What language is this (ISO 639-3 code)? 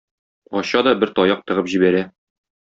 tat